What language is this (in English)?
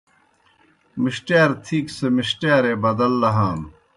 Kohistani Shina